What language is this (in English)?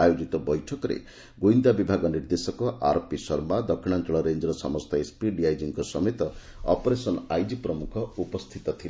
Odia